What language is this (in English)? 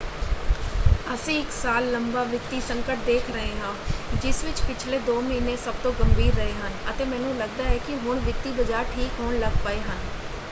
Punjabi